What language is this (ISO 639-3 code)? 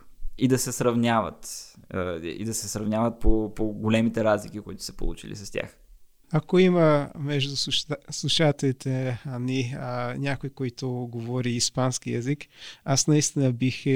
bul